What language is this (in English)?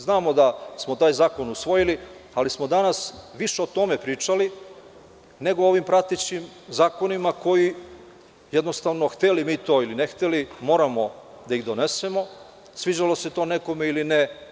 Serbian